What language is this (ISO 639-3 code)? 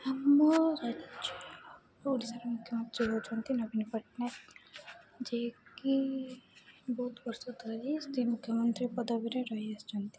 ori